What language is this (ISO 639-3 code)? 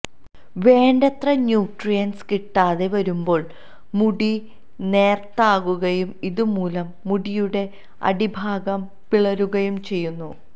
mal